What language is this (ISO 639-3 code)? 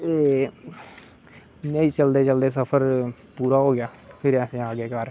doi